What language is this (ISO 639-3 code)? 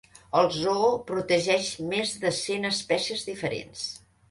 cat